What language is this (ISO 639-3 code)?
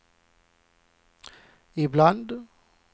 swe